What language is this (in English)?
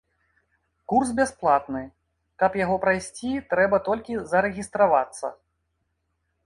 Belarusian